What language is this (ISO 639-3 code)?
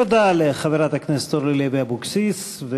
heb